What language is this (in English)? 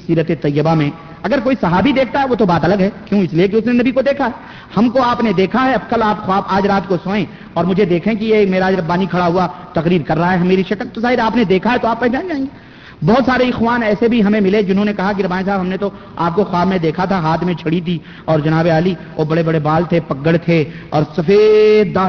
Urdu